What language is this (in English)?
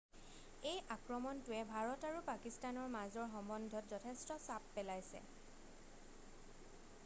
Assamese